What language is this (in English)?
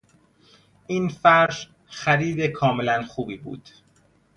Persian